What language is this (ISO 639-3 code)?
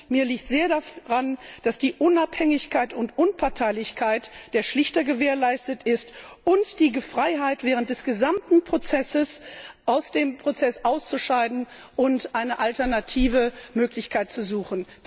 deu